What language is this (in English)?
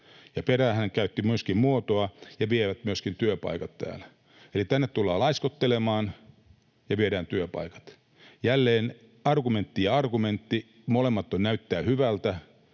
Finnish